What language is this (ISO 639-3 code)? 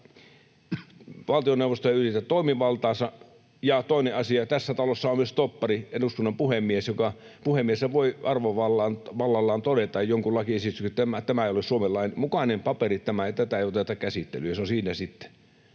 fin